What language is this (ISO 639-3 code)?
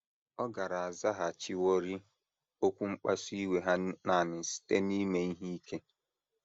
ibo